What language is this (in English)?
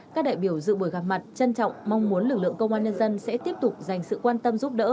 Vietnamese